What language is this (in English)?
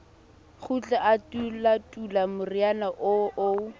Southern Sotho